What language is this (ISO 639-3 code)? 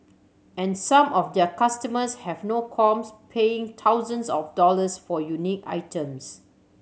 eng